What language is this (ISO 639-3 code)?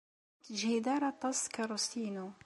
kab